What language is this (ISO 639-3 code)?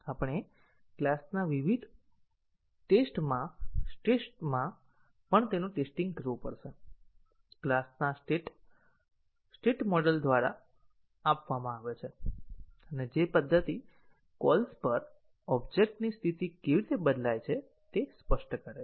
guj